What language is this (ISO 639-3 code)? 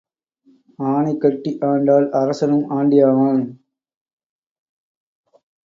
tam